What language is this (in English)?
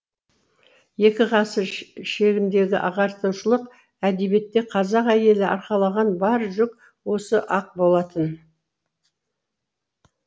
Kazakh